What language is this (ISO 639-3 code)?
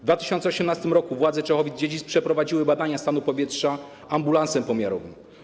pol